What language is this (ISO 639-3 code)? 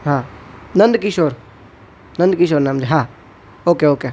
guj